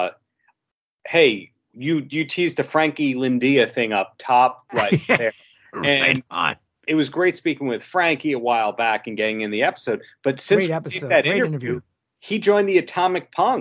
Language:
English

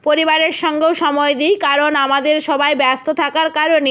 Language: Bangla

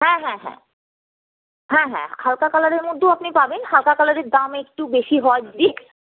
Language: Bangla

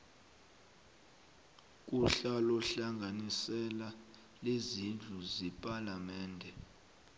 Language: South Ndebele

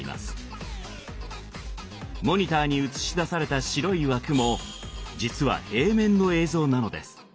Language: Japanese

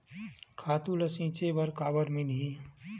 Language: Chhattisgarhi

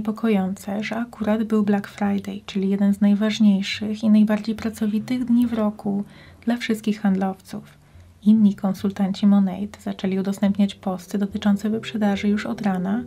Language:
Polish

